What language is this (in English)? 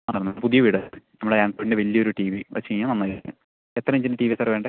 Malayalam